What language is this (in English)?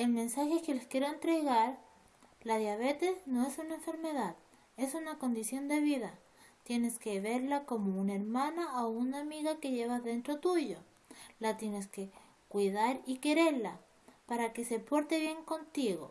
Spanish